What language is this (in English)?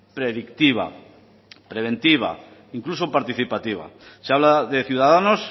Spanish